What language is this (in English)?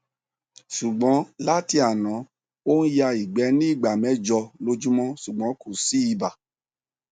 Yoruba